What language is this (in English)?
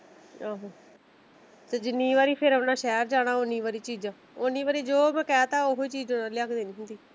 Punjabi